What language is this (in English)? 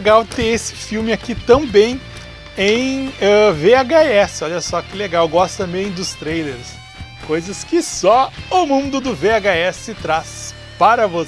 Portuguese